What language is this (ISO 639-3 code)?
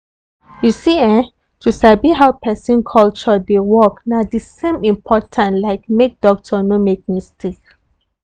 pcm